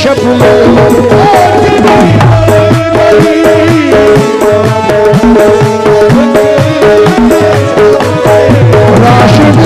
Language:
Arabic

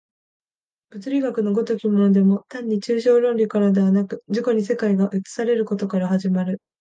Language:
Japanese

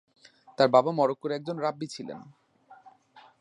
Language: Bangla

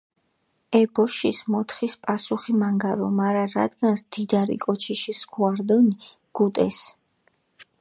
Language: Mingrelian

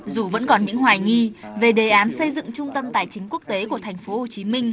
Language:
Vietnamese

